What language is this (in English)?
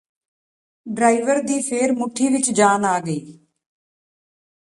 Punjabi